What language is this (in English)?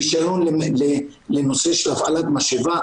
Hebrew